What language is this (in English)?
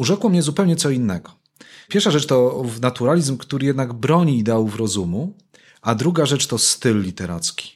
Polish